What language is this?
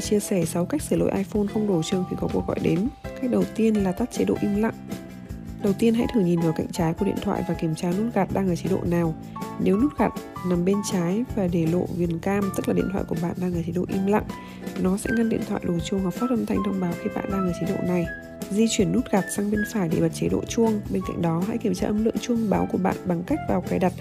Vietnamese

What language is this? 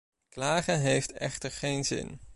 Dutch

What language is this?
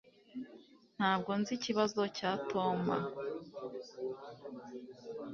Kinyarwanda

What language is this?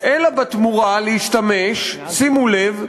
Hebrew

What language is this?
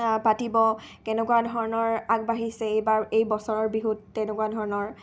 Assamese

